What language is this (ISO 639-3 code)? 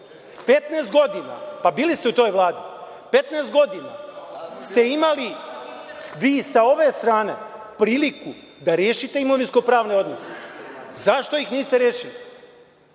srp